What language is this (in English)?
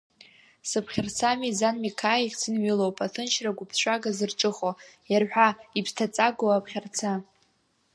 Abkhazian